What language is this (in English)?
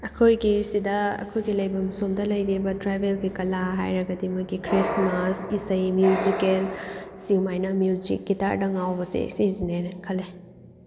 Manipuri